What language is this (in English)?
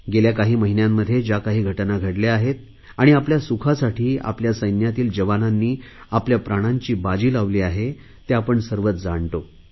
Marathi